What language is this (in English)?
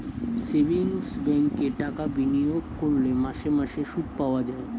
Bangla